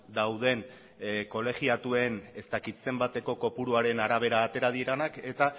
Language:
Basque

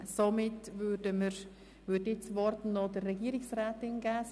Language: Swiss German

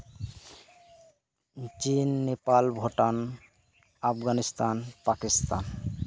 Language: Santali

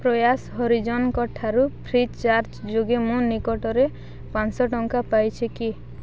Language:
Odia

